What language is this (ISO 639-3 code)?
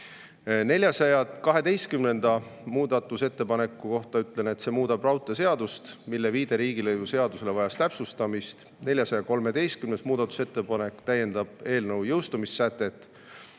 est